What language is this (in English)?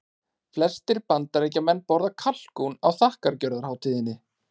Icelandic